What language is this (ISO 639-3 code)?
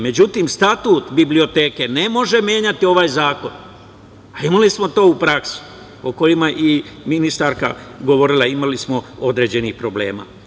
srp